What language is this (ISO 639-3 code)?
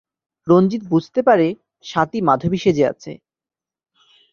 ben